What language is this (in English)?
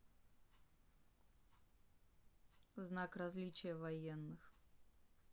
Russian